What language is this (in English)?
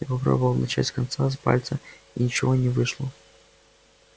Russian